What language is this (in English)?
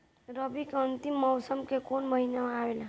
Bhojpuri